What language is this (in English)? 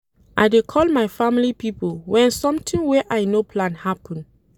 Nigerian Pidgin